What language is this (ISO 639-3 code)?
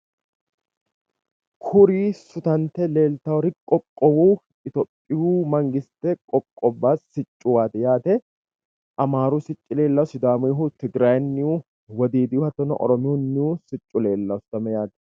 sid